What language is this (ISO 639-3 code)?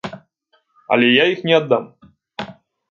bel